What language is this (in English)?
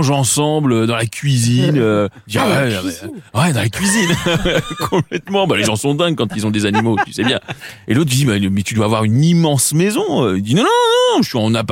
French